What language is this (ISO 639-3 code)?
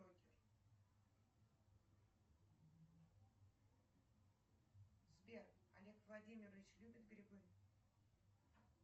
rus